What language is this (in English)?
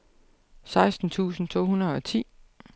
Danish